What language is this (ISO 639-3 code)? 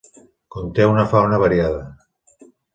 cat